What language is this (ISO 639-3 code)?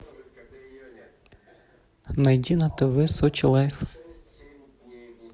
rus